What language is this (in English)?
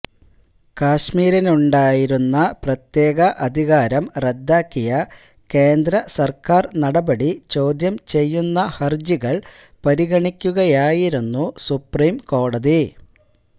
Malayalam